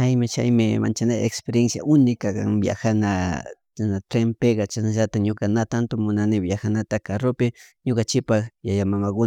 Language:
Chimborazo Highland Quichua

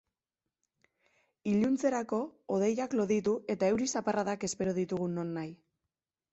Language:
Basque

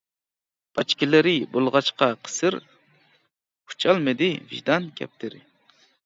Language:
Uyghur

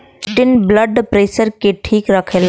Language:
Bhojpuri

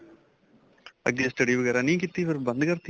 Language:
Punjabi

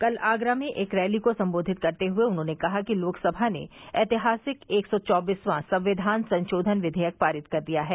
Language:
Hindi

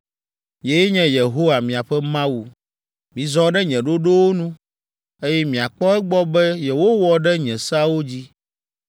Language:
Ewe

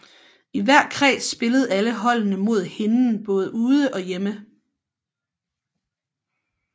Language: Danish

